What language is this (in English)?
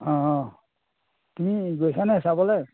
Assamese